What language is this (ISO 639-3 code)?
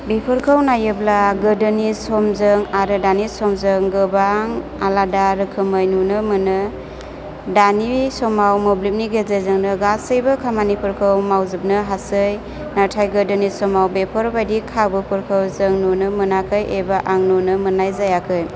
brx